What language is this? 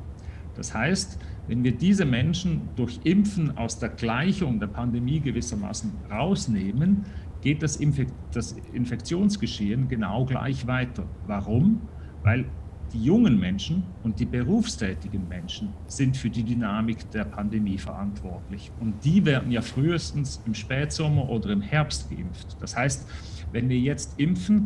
German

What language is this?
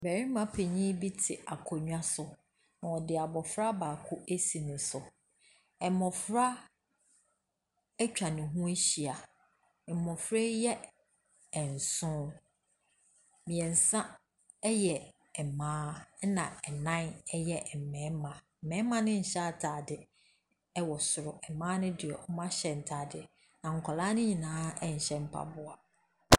Akan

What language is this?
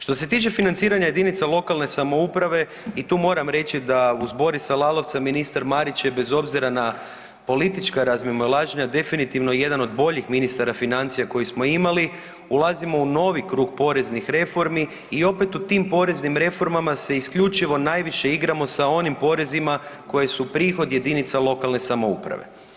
Croatian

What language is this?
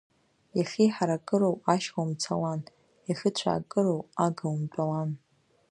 Abkhazian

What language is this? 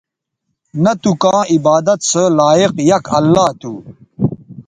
Bateri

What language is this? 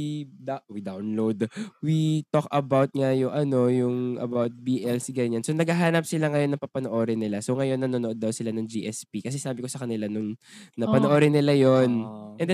Filipino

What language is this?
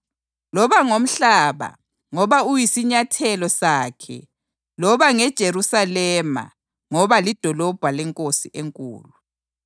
North Ndebele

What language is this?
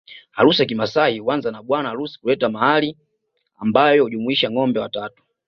Swahili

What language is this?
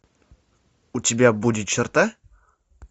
Russian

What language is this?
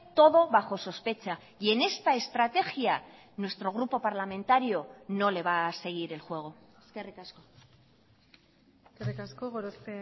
Spanish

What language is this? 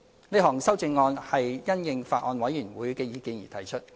Cantonese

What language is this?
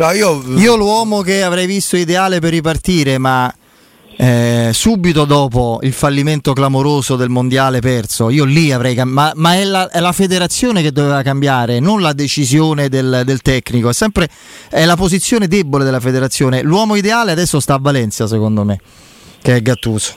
Italian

